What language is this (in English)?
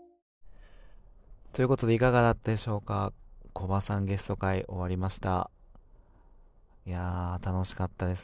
Japanese